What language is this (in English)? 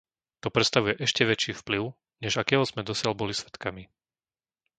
Slovak